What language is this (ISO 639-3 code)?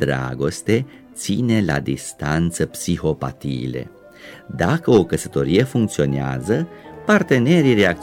ron